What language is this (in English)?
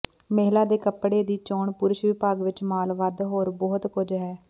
Punjabi